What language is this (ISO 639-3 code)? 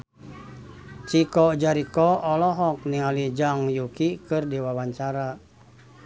sun